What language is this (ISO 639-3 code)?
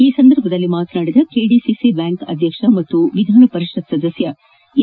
kan